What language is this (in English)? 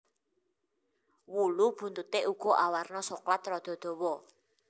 Javanese